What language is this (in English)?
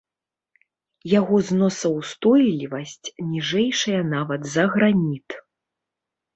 Belarusian